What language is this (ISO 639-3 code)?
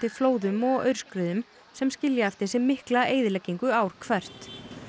isl